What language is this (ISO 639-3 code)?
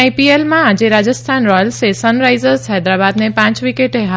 guj